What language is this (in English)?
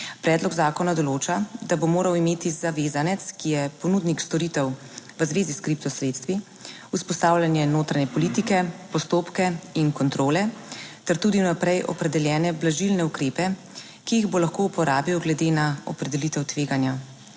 Slovenian